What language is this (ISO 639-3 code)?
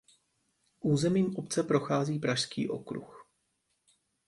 ces